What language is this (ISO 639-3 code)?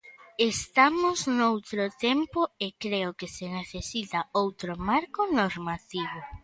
glg